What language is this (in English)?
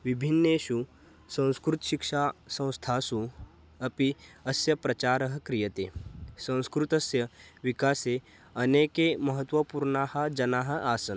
Sanskrit